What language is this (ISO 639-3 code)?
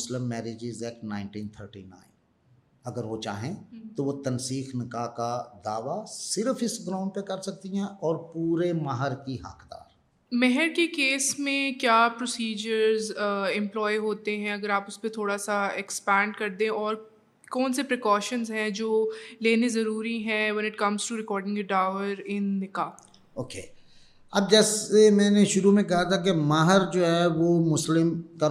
urd